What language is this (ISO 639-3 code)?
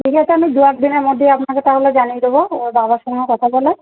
ben